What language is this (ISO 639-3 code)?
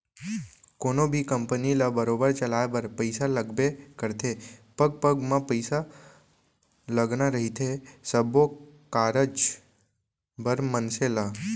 hne